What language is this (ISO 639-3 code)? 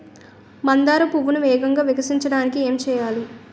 tel